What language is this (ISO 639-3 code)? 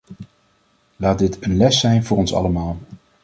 nld